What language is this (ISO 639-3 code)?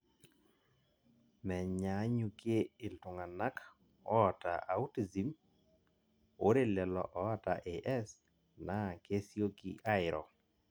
mas